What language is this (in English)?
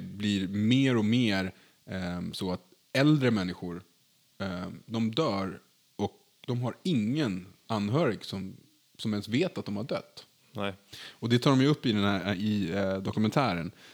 Swedish